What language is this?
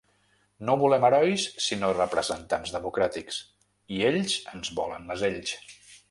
Catalan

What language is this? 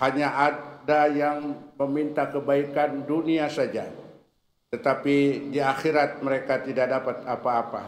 Indonesian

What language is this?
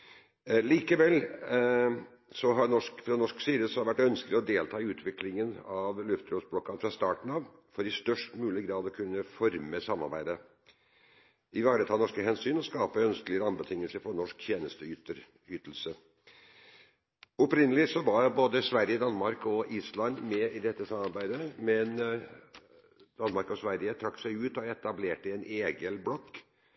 Norwegian Bokmål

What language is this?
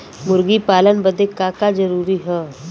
Bhojpuri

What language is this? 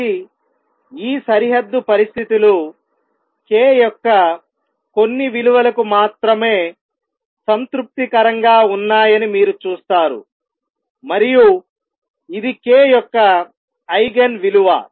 Telugu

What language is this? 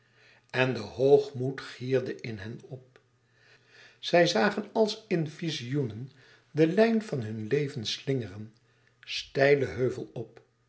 Dutch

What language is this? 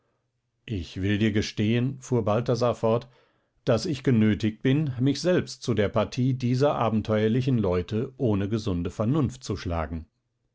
German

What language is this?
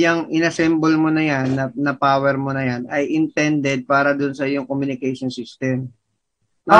Filipino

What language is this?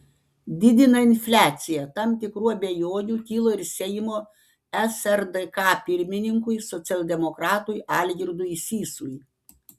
Lithuanian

